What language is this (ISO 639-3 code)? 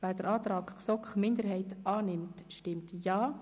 gsw